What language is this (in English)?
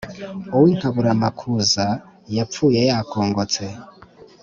Kinyarwanda